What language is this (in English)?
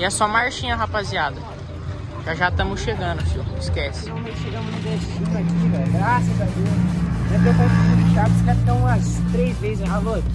Portuguese